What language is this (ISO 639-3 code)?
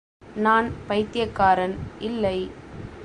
tam